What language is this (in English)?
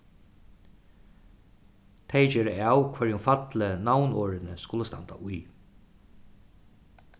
Faroese